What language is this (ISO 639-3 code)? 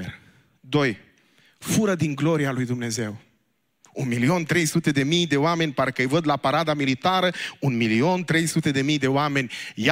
ron